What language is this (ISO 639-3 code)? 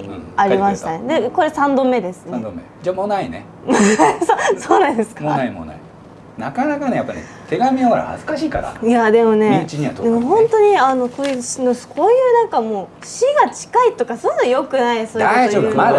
jpn